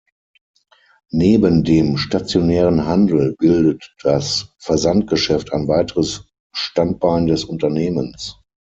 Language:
German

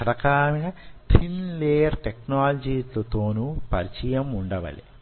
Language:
Telugu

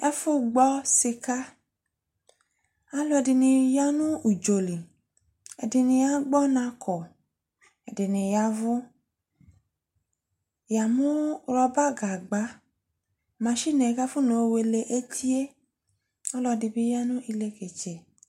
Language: Ikposo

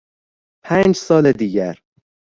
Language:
Persian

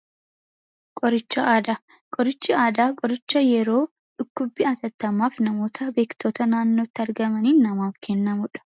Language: Oromo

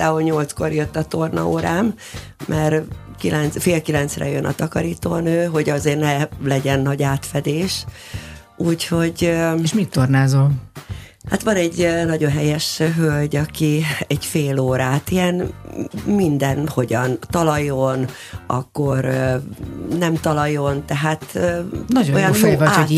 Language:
Hungarian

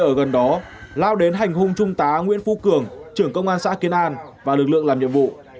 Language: Vietnamese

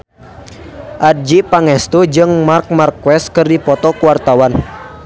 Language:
Sundanese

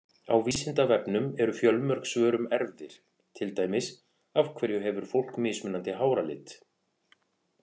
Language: Icelandic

